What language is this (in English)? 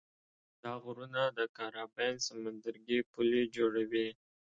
Pashto